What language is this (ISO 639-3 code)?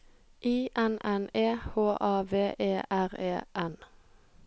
nor